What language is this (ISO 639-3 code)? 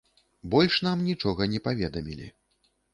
bel